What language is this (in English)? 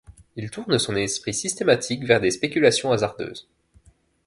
French